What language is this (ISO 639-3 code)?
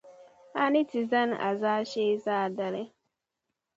dag